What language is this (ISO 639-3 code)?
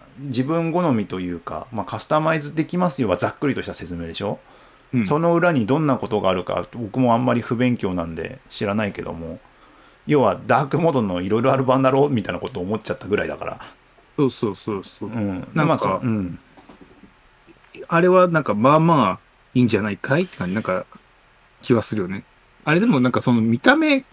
jpn